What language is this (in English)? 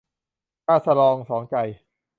Thai